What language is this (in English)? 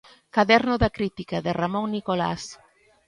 Galician